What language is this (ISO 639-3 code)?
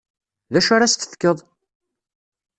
kab